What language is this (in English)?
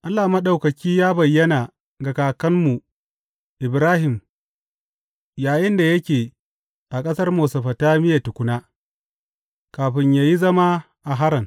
Hausa